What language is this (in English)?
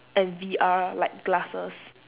English